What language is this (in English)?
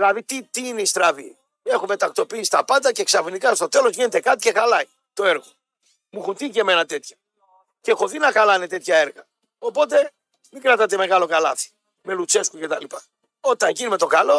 Greek